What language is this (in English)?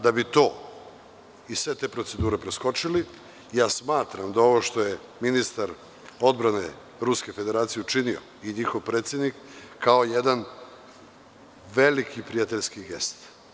Serbian